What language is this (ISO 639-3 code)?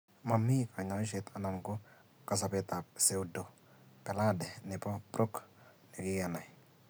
kln